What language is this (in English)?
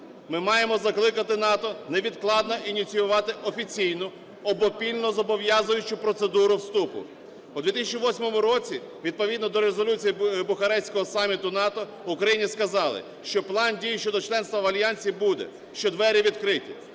Ukrainian